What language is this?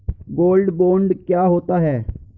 Hindi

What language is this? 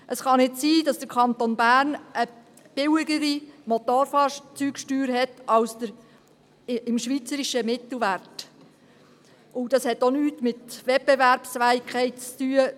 Swiss German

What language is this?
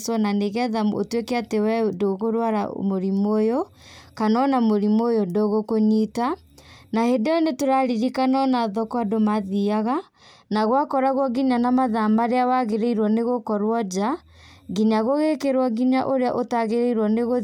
Kikuyu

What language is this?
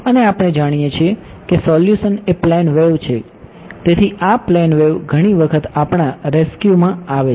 Gujarati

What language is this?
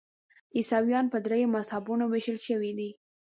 Pashto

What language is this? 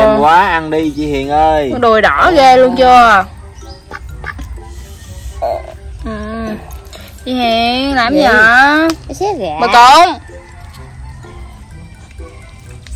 Vietnamese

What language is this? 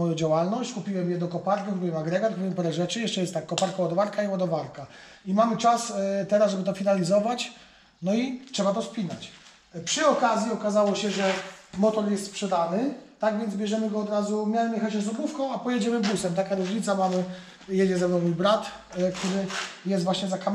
Polish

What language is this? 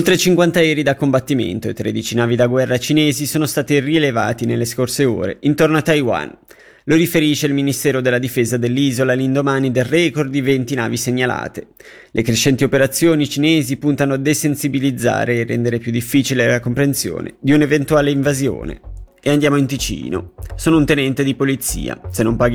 Italian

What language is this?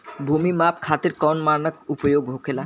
Bhojpuri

